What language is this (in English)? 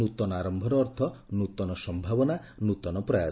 Odia